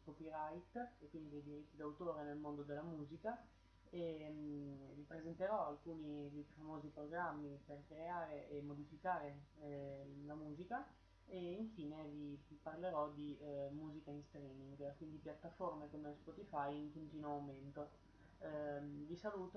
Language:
Italian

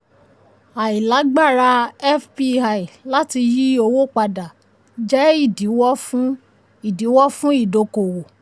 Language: Yoruba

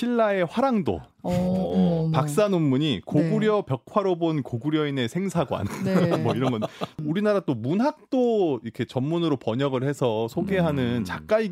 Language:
Korean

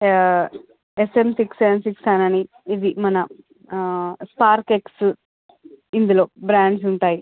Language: Telugu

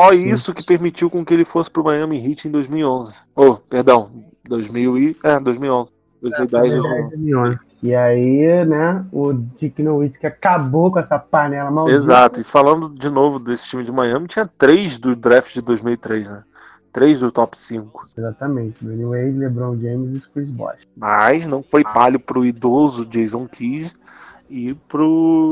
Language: Portuguese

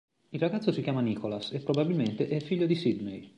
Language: Italian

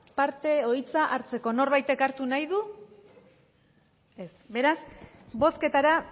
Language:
Basque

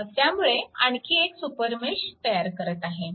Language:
Marathi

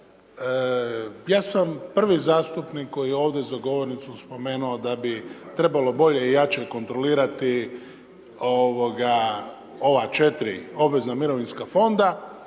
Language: Croatian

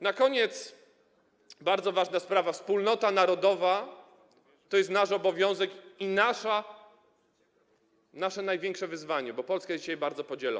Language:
Polish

